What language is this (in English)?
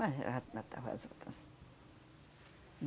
Portuguese